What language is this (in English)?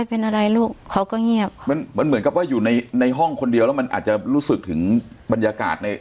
Thai